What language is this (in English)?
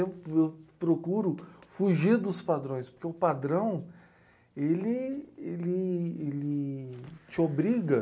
Portuguese